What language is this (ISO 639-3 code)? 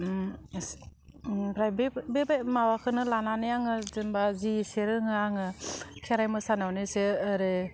brx